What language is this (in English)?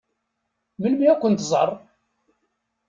Kabyle